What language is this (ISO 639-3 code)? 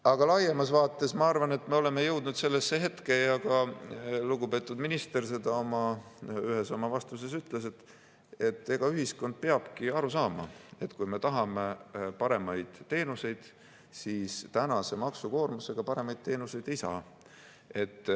est